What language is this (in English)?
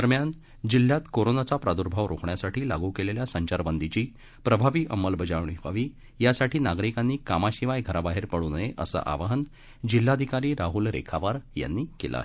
Marathi